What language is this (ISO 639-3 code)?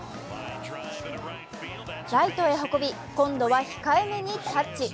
jpn